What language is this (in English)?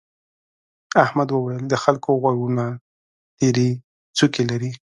Pashto